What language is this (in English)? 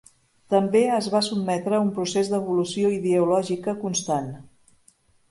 Catalan